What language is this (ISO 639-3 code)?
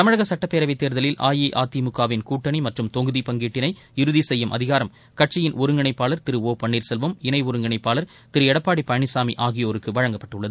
tam